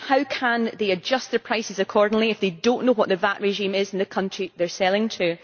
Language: English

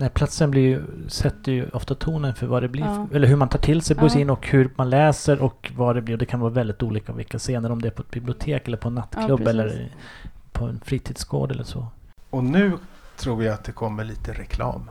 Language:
Swedish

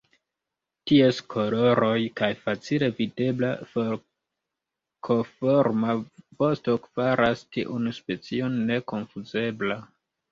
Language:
Esperanto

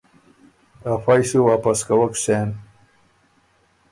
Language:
Ormuri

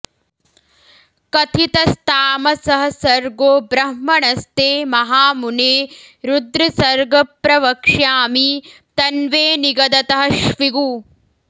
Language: Sanskrit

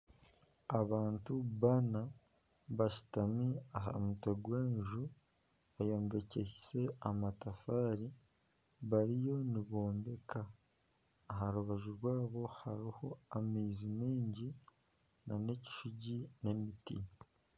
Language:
Nyankole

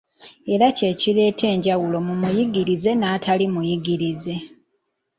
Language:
Ganda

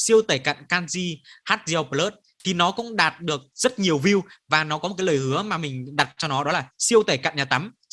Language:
Vietnamese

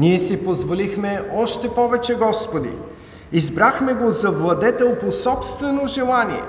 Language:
Bulgarian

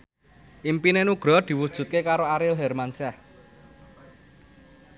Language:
Javanese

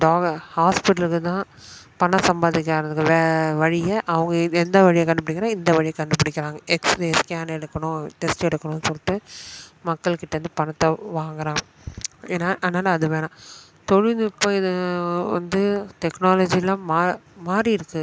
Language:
Tamil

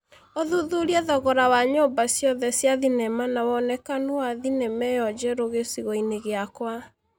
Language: Kikuyu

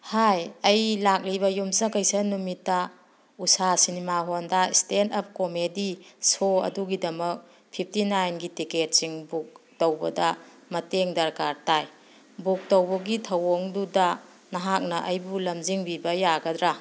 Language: Manipuri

